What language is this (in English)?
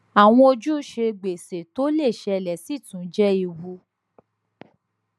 Yoruba